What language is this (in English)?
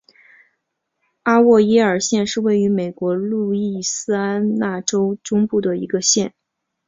Chinese